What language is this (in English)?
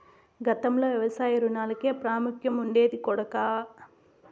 Telugu